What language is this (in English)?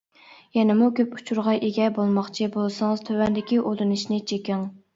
Uyghur